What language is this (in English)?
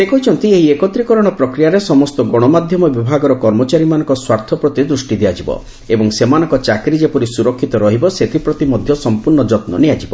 Odia